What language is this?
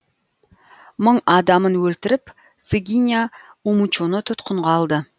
Kazakh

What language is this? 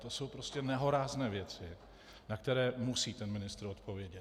Czech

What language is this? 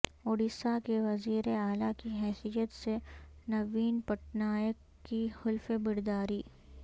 Urdu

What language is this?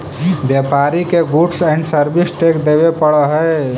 Magahi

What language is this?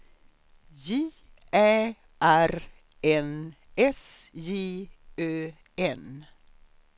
Swedish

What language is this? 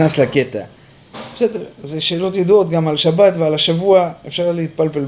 Hebrew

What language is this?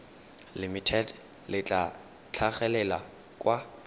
Tswana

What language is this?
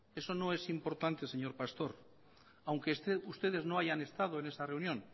Spanish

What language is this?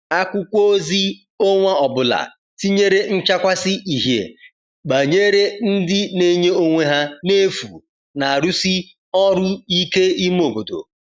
Igbo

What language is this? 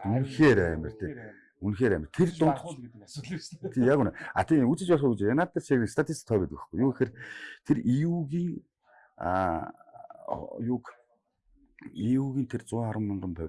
Korean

